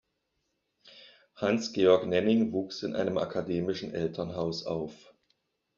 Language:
German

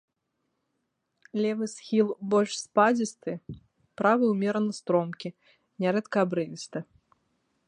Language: Belarusian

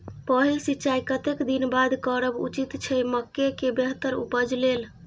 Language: Maithili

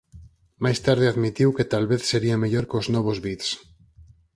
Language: Galician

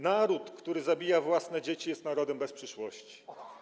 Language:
Polish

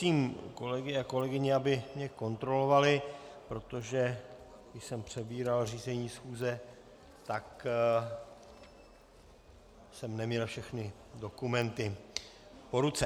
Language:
Czech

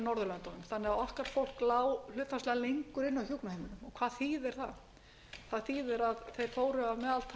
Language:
Icelandic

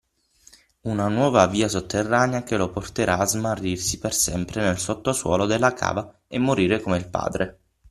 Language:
Italian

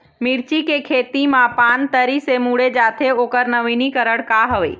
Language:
Chhattisgarhi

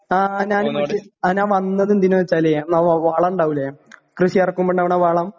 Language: Malayalam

